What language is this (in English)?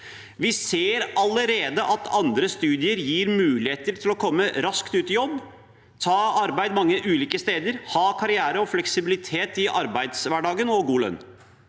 Norwegian